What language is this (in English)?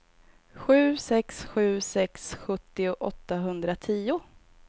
Swedish